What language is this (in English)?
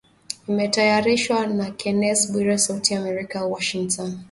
Swahili